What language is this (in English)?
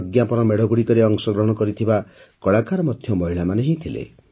Odia